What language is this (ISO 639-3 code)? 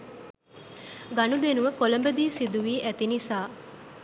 sin